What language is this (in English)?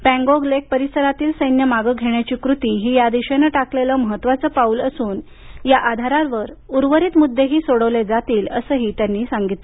Marathi